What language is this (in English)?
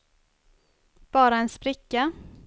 Swedish